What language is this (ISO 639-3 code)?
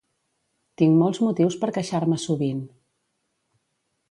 cat